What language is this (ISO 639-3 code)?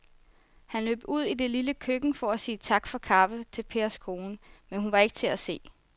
dan